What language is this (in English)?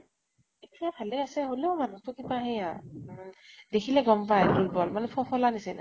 Assamese